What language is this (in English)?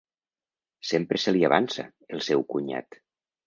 Catalan